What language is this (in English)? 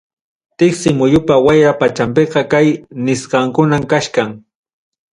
Ayacucho Quechua